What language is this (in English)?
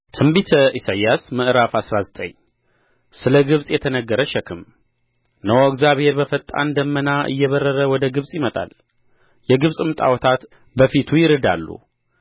Amharic